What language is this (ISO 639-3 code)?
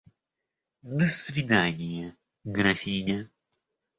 rus